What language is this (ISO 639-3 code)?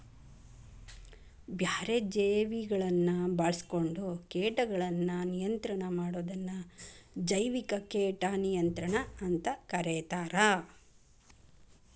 kan